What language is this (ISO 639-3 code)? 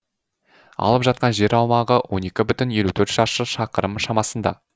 kaz